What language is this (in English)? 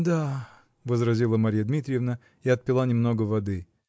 Russian